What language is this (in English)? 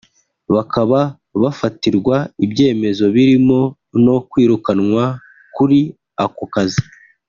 Kinyarwanda